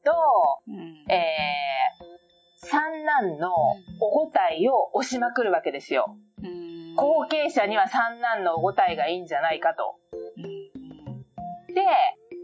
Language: Japanese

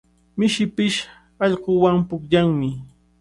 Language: Cajatambo North Lima Quechua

